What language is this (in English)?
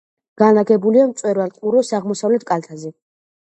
Georgian